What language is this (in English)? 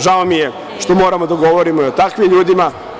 Serbian